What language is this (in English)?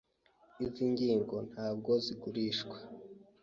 Kinyarwanda